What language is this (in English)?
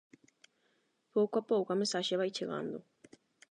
Galician